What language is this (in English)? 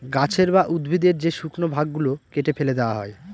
Bangla